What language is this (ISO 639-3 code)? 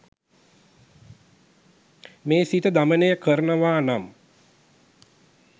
sin